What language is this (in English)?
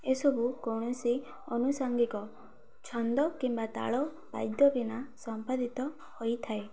Odia